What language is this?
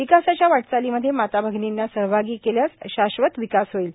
Marathi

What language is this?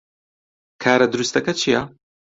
Central Kurdish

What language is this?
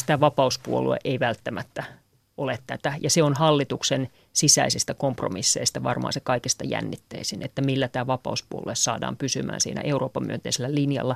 Finnish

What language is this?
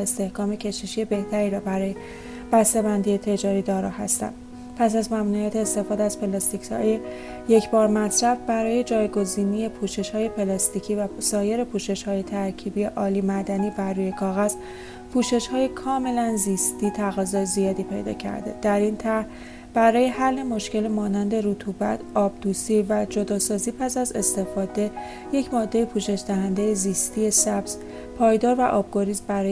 Persian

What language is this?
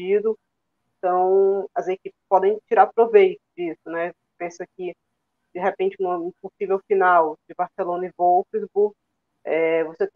Portuguese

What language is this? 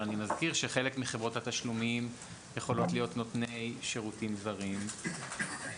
Hebrew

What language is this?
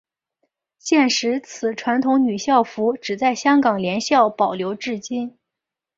Chinese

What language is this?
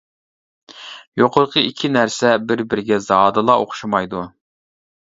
Uyghur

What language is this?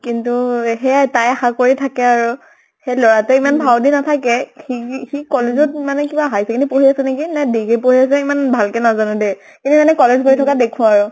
Assamese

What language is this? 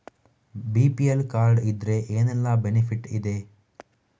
Kannada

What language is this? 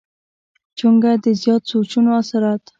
Pashto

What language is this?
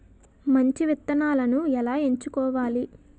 Telugu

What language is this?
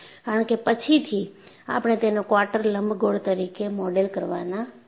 Gujarati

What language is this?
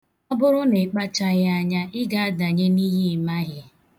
Igbo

